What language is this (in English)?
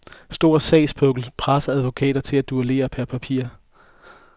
Danish